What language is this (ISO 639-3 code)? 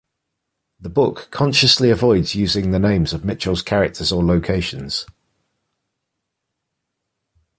eng